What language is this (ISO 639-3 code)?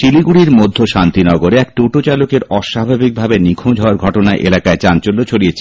ben